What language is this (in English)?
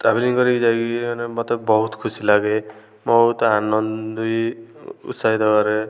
Odia